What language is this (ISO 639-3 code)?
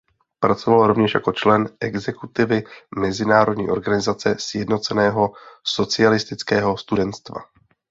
ces